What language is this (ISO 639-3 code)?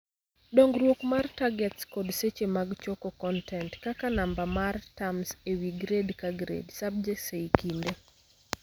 luo